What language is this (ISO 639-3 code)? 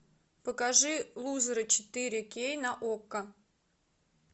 rus